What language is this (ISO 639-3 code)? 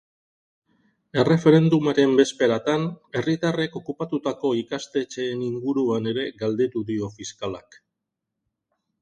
eus